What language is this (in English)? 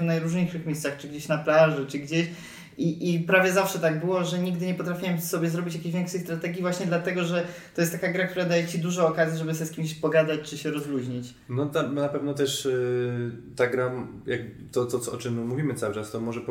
Polish